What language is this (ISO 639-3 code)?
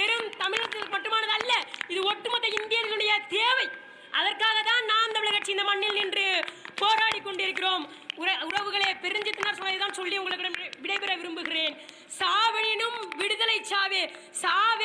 tam